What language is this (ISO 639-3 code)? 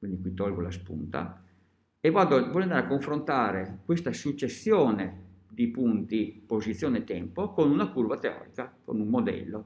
ita